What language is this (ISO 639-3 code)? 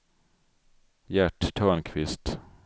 swe